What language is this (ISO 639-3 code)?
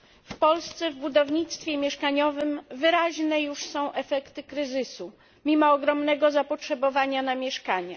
pol